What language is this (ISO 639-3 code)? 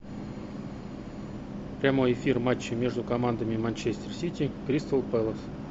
rus